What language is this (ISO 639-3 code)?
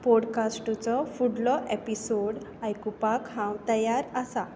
kok